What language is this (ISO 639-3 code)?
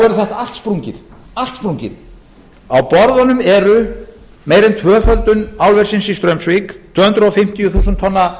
isl